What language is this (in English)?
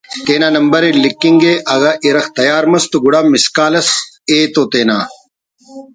Brahui